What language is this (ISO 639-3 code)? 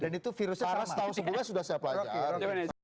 ind